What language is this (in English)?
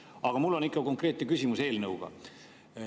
Estonian